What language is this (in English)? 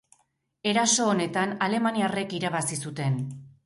Basque